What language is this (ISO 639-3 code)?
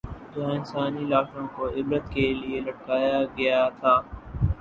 urd